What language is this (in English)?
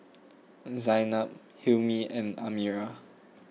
English